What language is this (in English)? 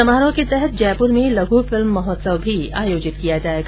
Hindi